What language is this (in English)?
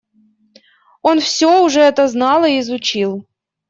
Russian